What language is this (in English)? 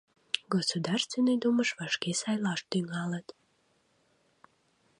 Mari